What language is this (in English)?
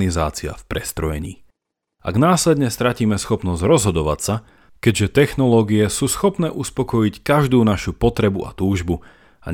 Slovak